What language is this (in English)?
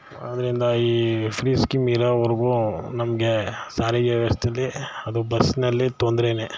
Kannada